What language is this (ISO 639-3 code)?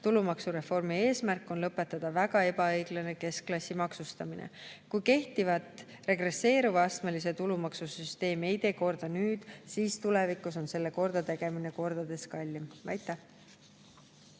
est